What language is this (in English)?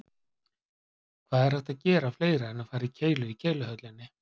Icelandic